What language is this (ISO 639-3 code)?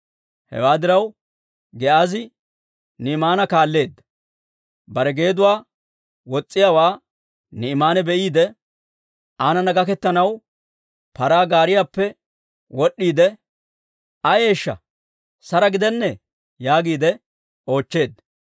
dwr